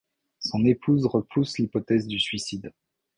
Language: French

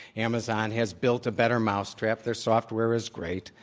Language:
English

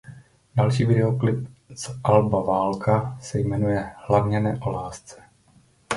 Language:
Czech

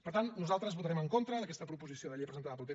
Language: Catalan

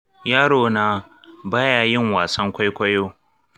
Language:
Hausa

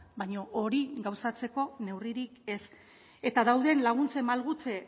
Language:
Basque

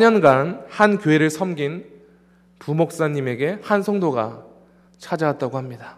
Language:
Korean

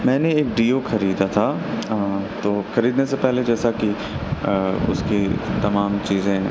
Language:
Urdu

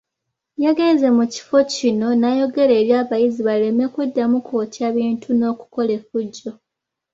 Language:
Ganda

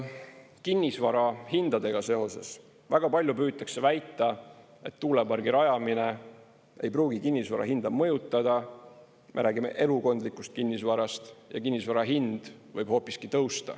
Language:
Estonian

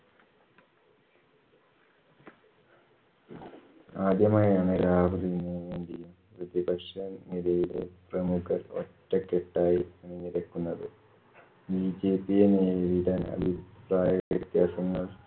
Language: Malayalam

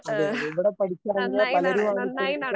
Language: Malayalam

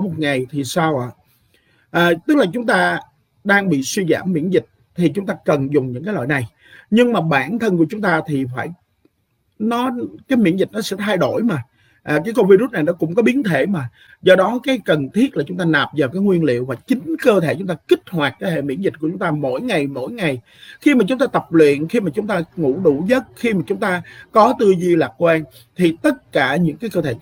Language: Vietnamese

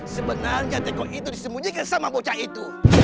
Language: Indonesian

